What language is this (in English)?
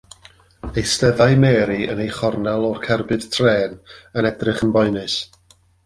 Welsh